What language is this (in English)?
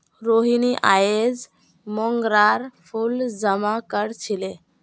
Magahi